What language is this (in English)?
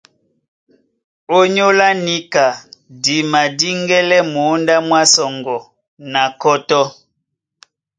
Duala